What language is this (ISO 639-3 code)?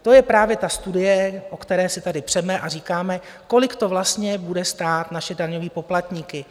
ces